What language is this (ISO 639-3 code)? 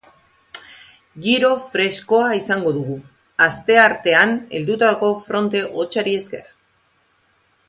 eus